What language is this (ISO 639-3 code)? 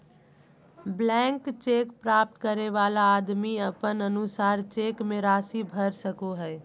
mag